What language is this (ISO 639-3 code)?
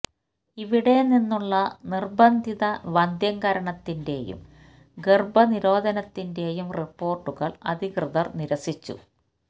mal